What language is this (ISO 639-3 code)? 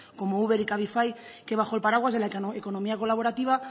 spa